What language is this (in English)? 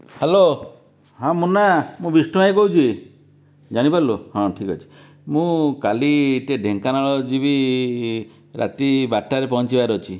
Odia